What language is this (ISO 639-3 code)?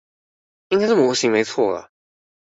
zho